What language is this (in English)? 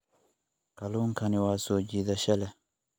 Somali